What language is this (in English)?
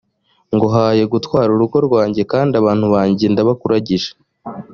Kinyarwanda